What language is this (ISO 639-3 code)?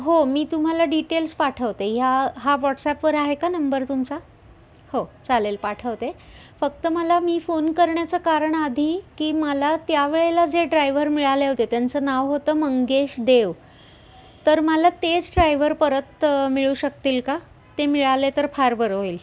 mar